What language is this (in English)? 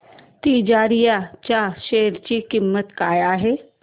Marathi